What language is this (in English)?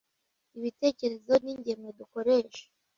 Kinyarwanda